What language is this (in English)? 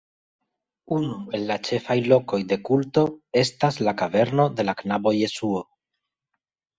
Esperanto